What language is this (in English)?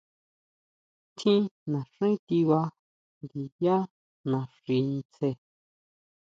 Huautla Mazatec